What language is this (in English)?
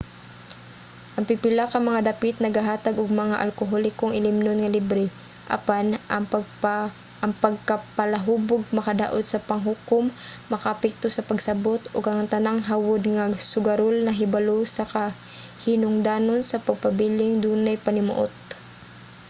Cebuano